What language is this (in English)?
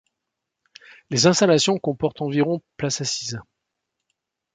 French